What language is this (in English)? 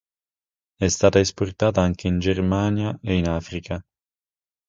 Italian